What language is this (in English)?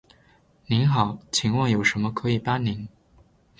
Chinese